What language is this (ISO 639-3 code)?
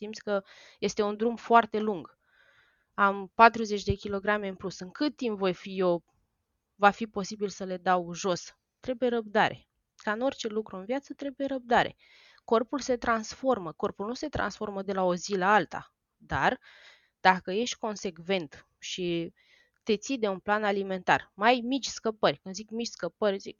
ron